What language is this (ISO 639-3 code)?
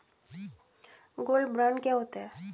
hin